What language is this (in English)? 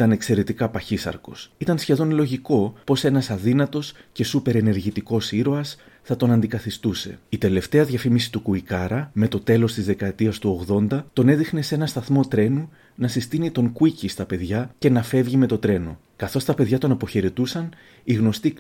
Greek